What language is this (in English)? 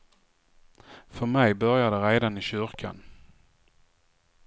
Swedish